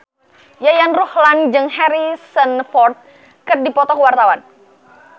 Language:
Sundanese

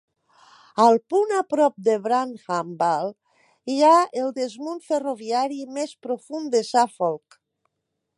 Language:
Catalan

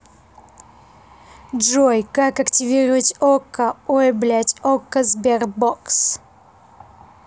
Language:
Russian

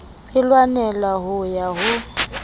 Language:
Southern Sotho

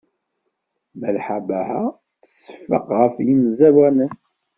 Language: Kabyle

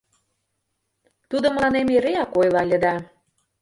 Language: Mari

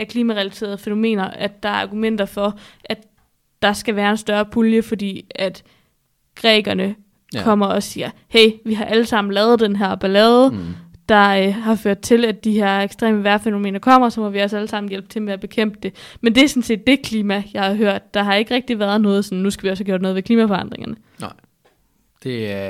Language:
Danish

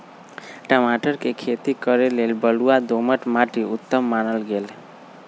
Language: Magahi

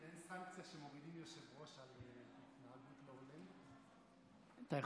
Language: Hebrew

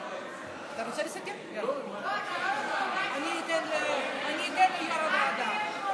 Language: Hebrew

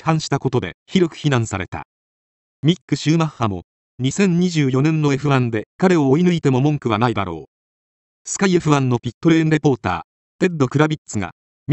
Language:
Japanese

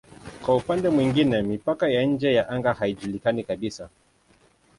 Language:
Swahili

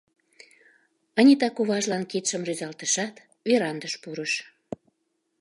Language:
Mari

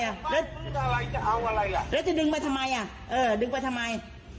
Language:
Thai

